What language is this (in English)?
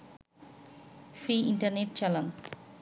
Bangla